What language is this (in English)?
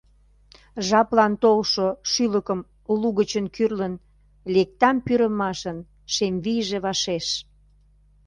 Mari